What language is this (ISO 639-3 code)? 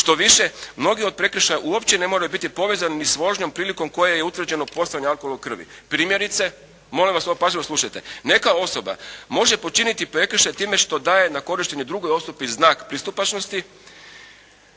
hrv